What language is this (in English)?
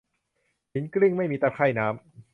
Thai